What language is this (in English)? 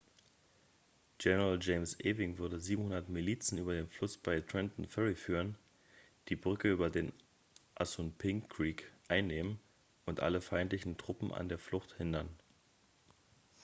German